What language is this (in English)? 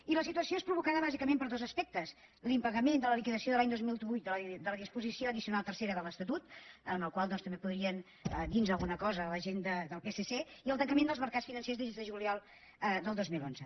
Catalan